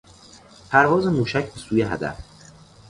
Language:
Persian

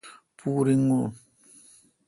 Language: Kalkoti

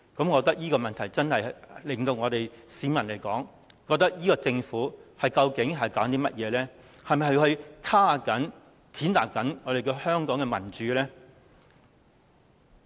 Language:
Cantonese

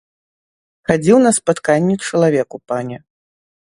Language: Belarusian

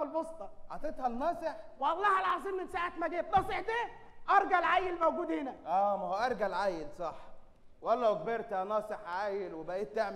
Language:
Arabic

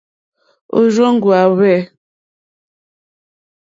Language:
Mokpwe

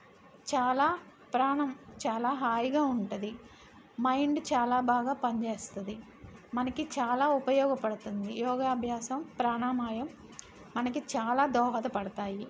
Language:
Telugu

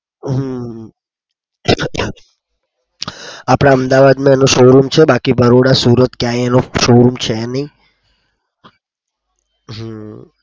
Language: Gujarati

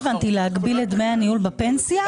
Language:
Hebrew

